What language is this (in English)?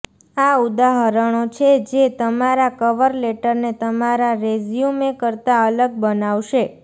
Gujarati